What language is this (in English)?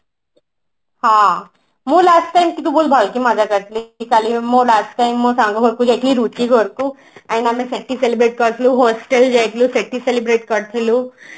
Odia